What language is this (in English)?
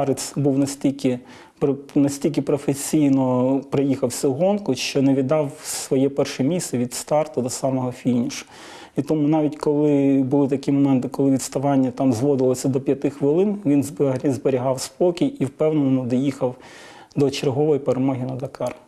Ukrainian